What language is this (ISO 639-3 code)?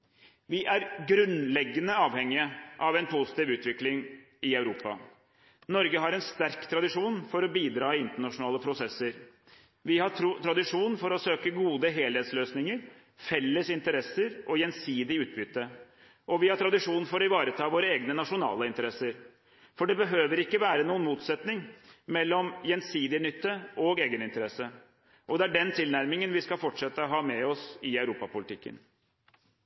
nob